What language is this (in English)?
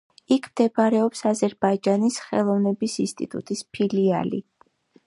Georgian